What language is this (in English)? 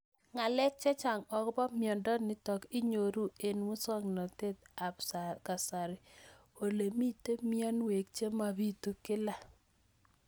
Kalenjin